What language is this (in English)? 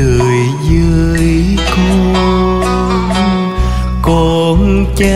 Vietnamese